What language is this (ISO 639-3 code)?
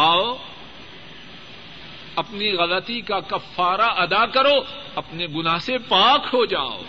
urd